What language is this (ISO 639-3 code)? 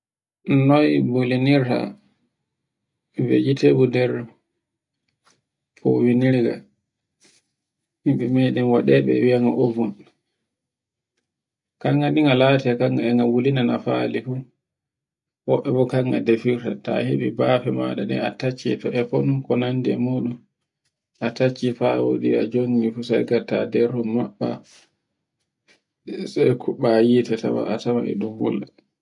fue